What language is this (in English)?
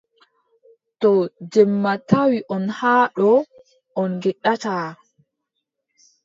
Adamawa Fulfulde